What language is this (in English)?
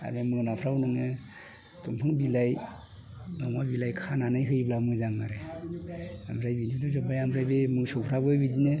Bodo